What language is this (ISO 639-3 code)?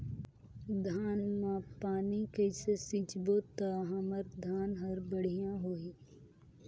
hne